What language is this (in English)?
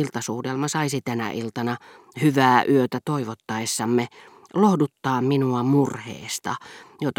Finnish